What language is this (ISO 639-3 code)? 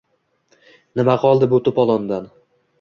uzb